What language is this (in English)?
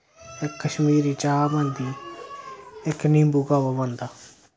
Dogri